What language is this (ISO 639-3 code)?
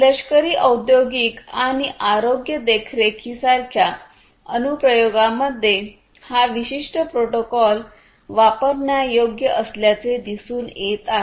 mar